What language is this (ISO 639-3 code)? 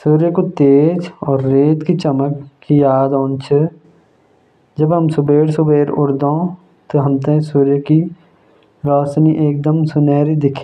jns